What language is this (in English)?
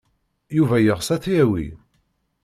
Kabyle